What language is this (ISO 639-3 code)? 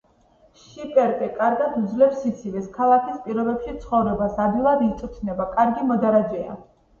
kat